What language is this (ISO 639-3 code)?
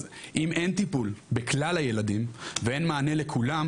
heb